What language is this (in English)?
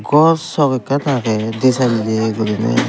Chakma